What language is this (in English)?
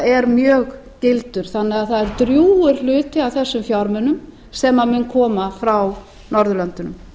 Icelandic